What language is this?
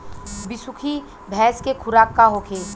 Bhojpuri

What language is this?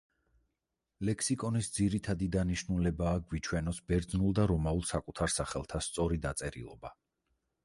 Georgian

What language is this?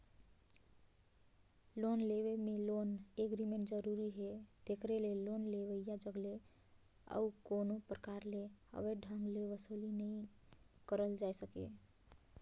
Chhattisgarhi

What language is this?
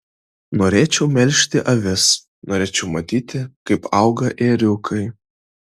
Lithuanian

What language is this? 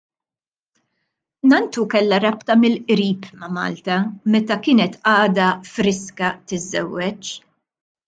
Maltese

